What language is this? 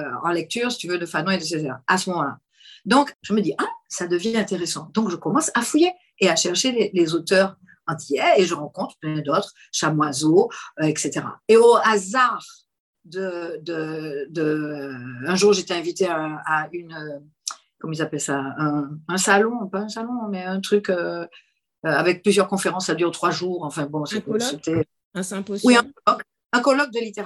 French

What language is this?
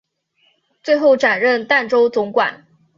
Chinese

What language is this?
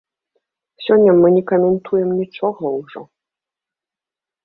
Belarusian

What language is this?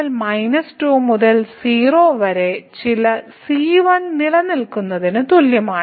Malayalam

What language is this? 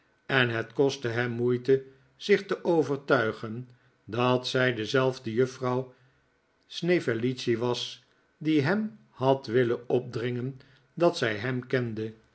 Dutch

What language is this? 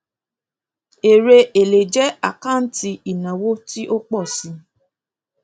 Yoruba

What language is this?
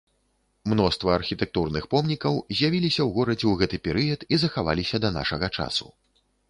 Belarusian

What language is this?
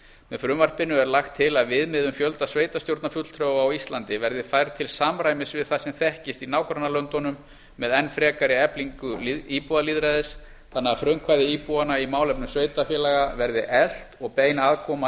Icelandic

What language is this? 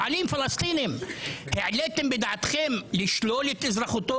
Hebrew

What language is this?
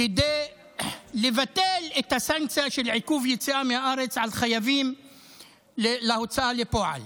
Hebrew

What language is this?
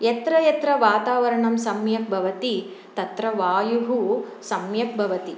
Sanskrit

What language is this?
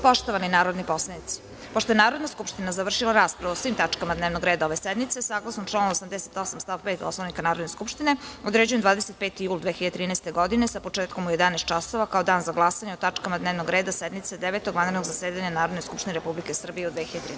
Serbian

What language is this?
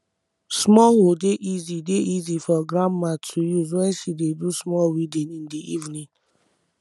Nigerian Pidgin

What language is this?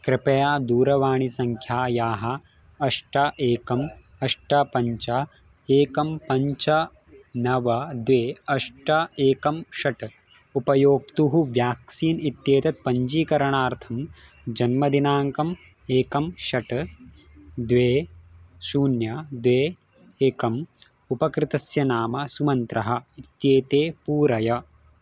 Sanskrit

